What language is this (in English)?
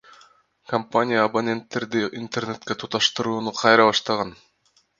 Kyrgyz